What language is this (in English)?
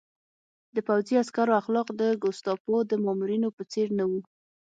Pashto